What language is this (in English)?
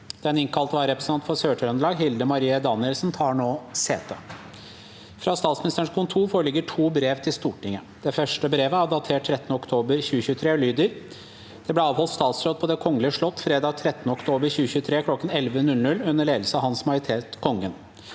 Norwegian